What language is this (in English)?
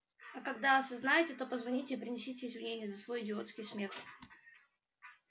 Russian